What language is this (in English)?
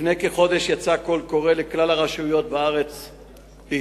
Hebrew